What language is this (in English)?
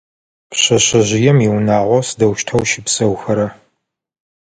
Adyghe